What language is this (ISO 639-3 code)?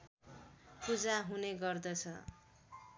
nep